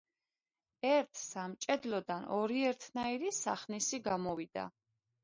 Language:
Georgian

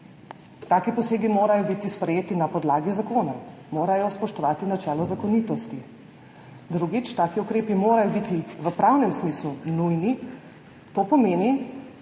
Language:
Slovenian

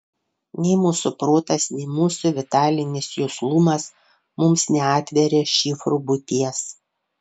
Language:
Lithuanian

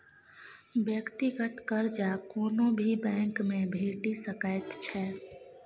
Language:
Maithili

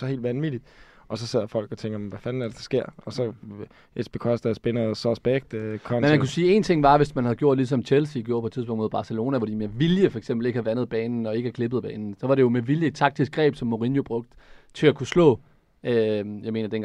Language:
Danish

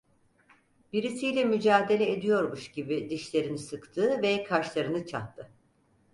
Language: Turkish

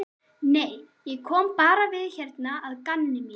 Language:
Icelandic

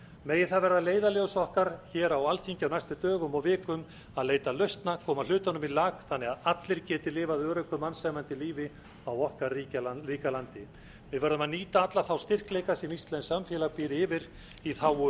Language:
Icelandic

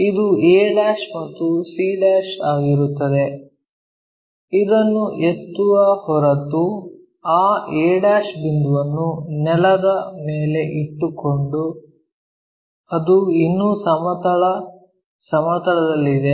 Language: Kannada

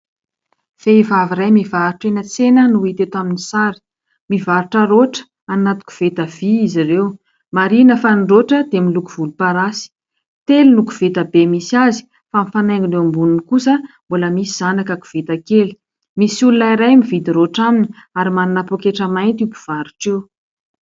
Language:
Malagasy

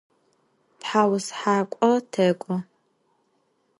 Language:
Adyghe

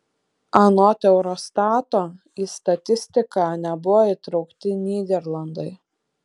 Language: Lithuanian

